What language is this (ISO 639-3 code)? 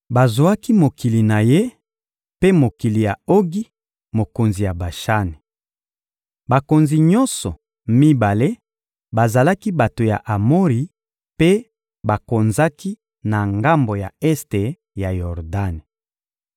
lin